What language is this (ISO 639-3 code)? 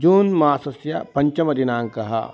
san